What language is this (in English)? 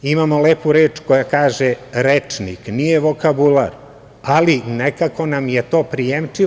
Serbian